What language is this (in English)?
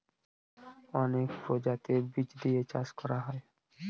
Bangla